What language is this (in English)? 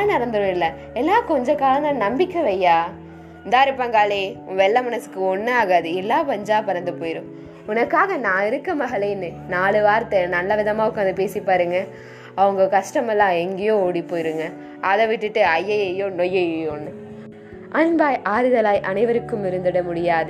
Tamil